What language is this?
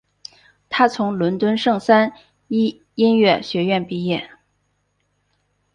Chinese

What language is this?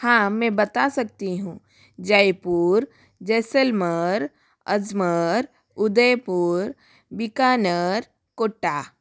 Hindi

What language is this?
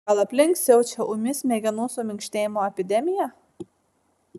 Lithuanian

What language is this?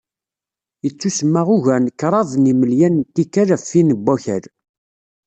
Kabyle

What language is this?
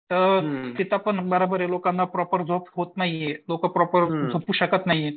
Marathi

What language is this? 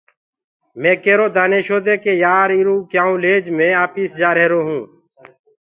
Gurgula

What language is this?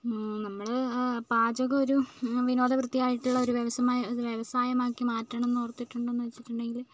Malayalam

